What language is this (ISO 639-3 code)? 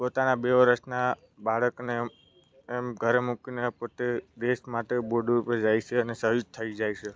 guj